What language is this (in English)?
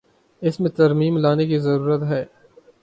Urdu